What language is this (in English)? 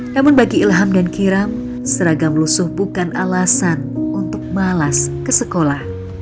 Indonesian